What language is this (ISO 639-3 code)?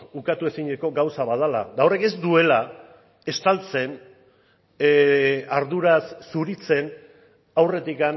eus